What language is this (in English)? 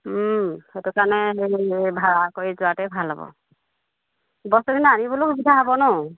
Assamese